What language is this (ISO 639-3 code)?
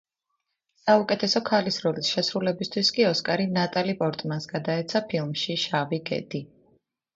kat